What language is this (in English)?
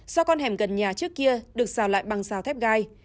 Vietnamese